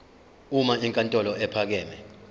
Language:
Zulu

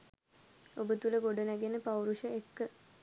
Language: Sinhala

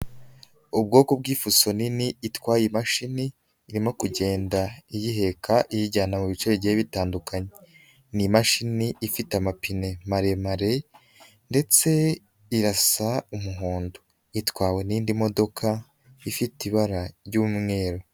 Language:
Kinyarwanda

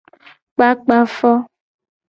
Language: Gen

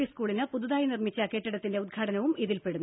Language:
Malayalam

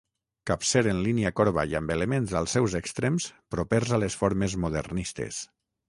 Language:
Catalan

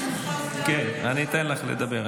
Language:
Hebrew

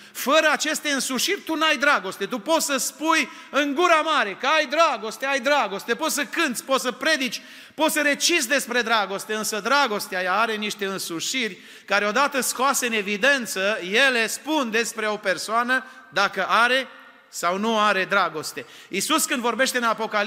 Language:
Romanian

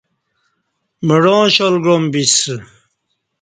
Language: Kati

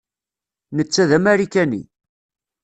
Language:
Kabyle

